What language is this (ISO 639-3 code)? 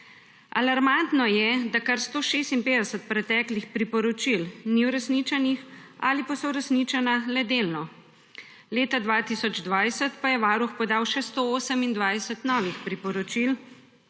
slv